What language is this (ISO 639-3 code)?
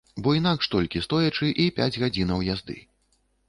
bel